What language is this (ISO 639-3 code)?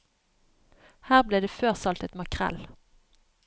nor